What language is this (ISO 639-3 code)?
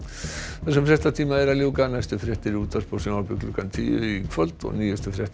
isl